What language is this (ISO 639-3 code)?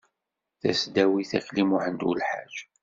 kab